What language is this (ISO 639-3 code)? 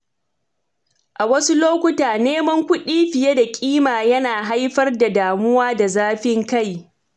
hau